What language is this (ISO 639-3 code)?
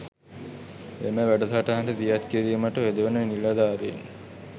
sin